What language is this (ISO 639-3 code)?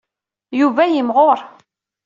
kab